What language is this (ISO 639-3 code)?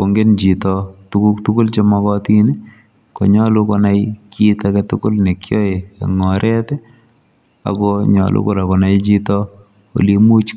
kln